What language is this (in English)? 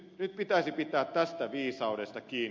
Finnish